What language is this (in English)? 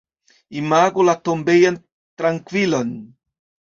Esperanto